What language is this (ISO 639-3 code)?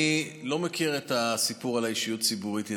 heb